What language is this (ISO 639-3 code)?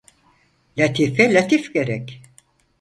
tur